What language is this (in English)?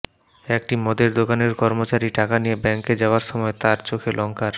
Bangla